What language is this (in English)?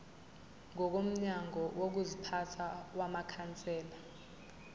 Zulu